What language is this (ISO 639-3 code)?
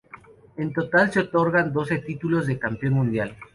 spa